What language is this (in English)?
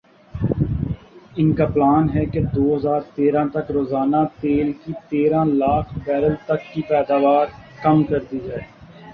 Urdu